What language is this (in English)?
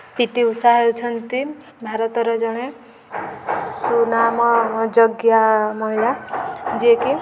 Odia